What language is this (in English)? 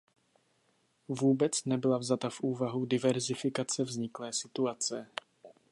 Czech